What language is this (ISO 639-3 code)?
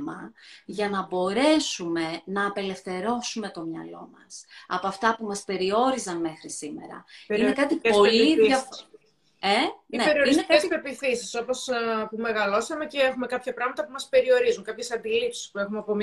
ell